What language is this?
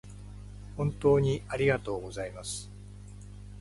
Japanese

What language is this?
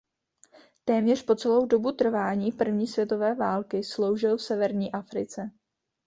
Czech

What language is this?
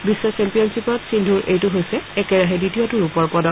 Assamese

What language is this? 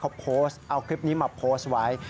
Thai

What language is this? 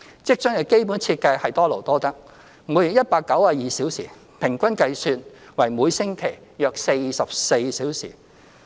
Cantonese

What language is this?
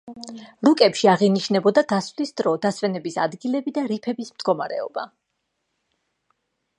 Georgian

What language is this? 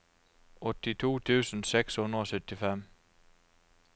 Norwegian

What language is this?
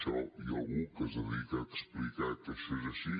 Catalan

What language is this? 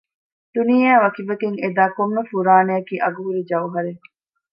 Divehi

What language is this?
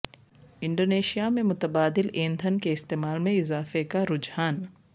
Urdu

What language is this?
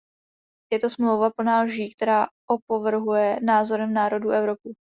Czech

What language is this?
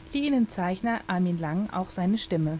German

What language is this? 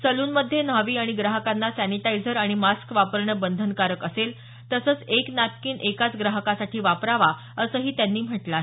Marathi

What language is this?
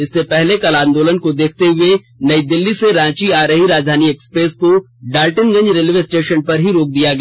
Hindi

